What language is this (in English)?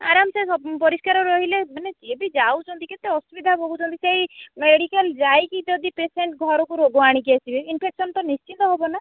Odia